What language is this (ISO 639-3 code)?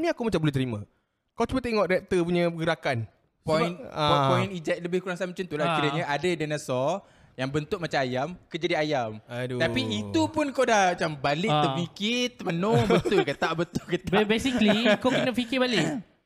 msa